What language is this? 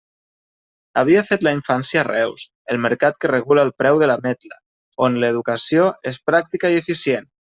Catalan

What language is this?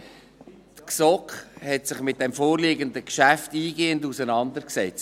Swiss German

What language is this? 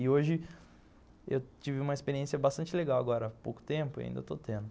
Portuguese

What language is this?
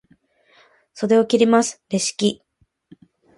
Japanese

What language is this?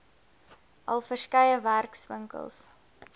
Afrikaans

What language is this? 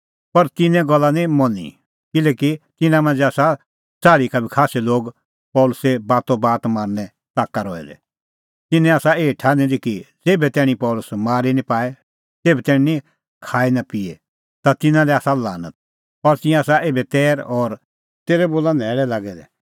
Kullu Pahari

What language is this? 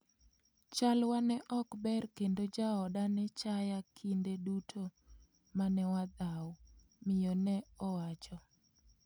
Luo (Kenya and Tanzania)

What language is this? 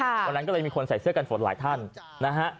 Thai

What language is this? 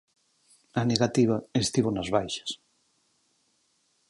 Galician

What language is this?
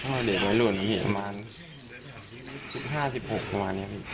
Thai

